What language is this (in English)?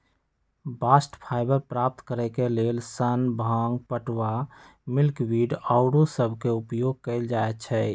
Magahi